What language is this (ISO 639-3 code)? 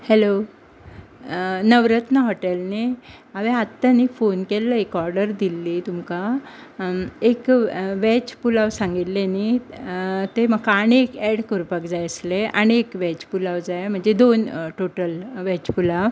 kok